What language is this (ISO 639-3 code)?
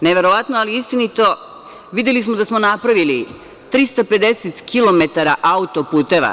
srp